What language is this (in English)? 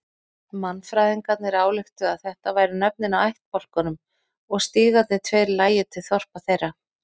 Icelandic